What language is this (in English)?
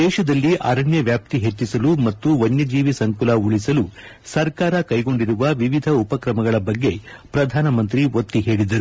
Kannada